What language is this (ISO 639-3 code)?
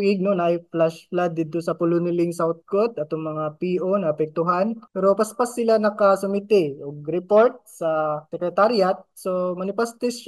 fil